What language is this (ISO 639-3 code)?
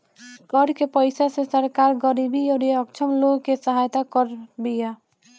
bho